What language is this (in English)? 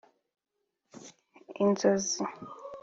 Kinyarwanda